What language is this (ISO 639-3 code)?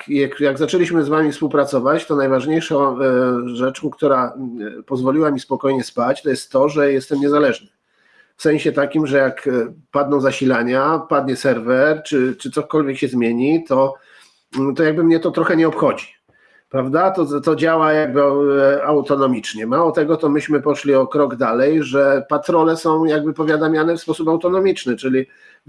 pol